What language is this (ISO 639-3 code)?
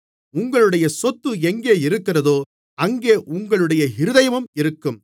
tam